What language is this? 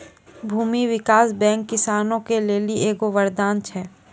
Maithili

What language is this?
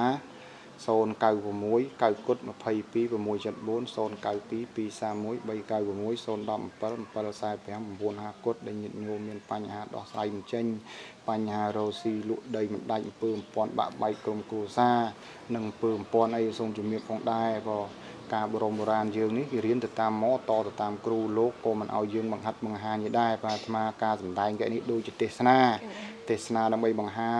Vietnamese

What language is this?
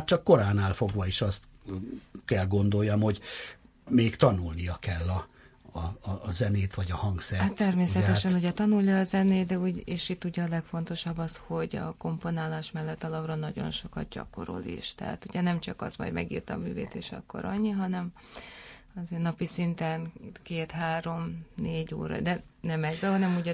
Hungarian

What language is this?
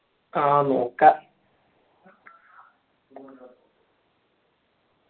Malayalam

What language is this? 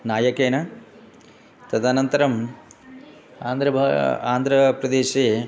Sanskrit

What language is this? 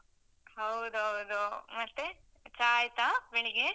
Kannada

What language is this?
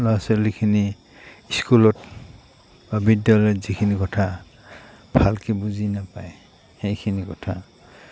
Assamese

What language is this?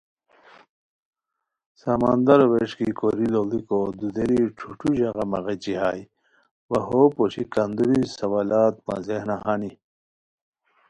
Khowar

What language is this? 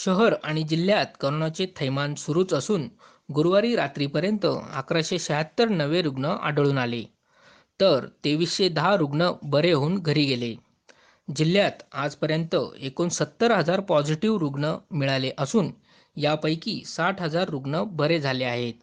Marathi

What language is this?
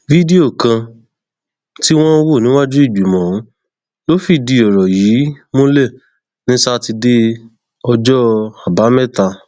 Yoruba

